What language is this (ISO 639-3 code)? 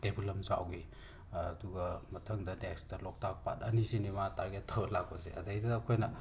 mni